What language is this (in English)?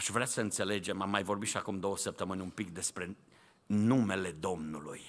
Romanian